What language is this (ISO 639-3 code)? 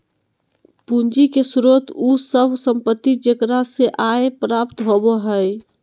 mag